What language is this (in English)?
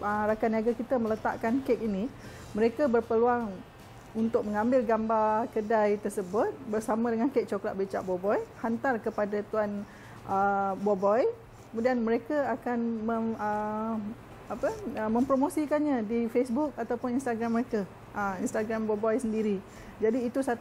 Malay